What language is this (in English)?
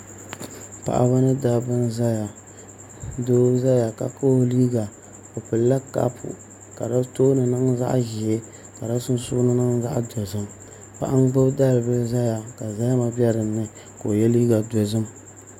Dagbani